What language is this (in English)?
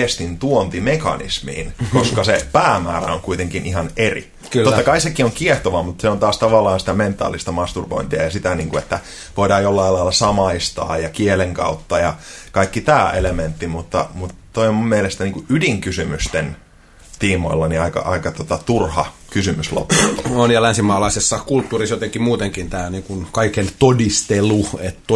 Finnish